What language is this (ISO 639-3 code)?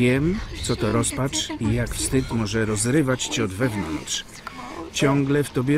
pol